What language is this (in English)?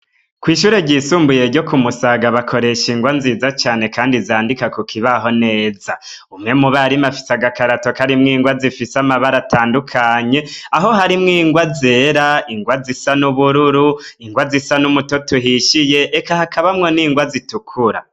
Rundi